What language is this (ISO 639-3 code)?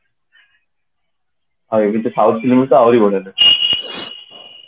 ori